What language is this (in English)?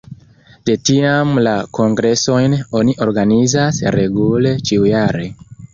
Esperanto